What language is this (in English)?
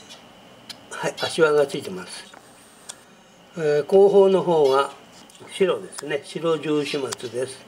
Japanese